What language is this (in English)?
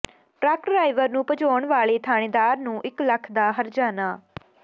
Punjabi